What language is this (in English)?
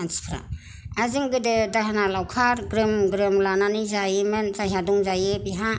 Bodo